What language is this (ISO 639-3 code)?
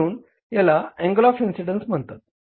mar